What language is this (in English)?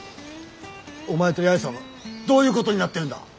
Japanese